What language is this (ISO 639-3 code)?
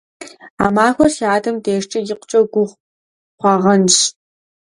kbd